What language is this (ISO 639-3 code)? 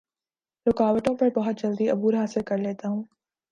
urd